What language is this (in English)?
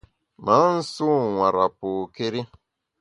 Bamun